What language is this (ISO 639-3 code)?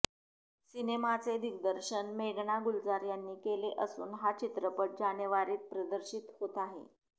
mar